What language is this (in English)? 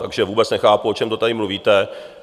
Czech